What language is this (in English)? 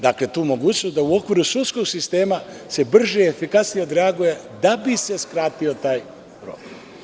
Serbian